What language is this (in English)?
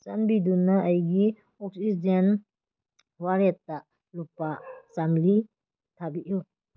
Manipuri